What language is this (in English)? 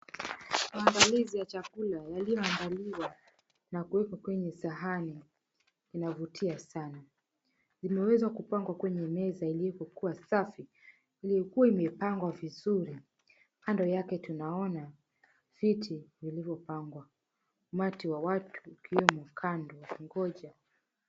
Swahili